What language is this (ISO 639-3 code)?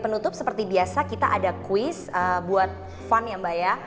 ind